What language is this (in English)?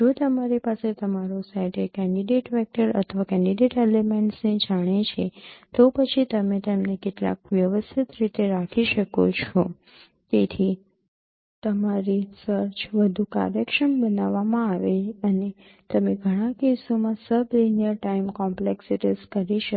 Gujarati